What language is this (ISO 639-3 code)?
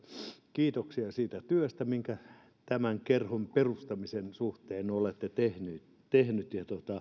fin